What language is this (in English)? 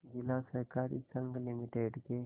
Hindi